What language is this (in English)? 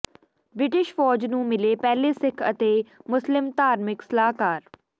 Punjabi